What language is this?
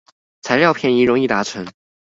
Chinese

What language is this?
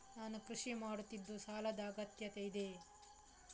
Kannada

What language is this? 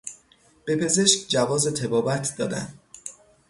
Persian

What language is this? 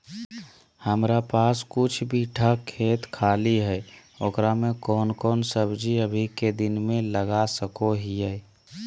Magahi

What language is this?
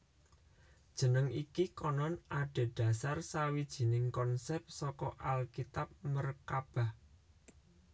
Javanese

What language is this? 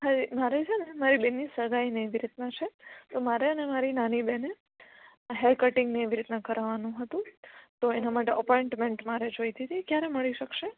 Gujarati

